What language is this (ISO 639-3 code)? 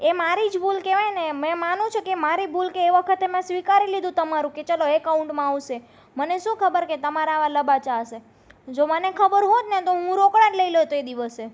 guj